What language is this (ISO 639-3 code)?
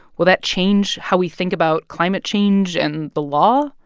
eng